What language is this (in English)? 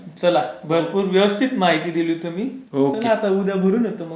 Marathi